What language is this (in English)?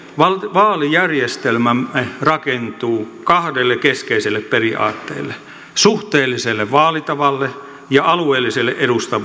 Finnish